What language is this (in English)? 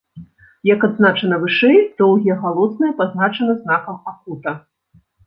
Belarusian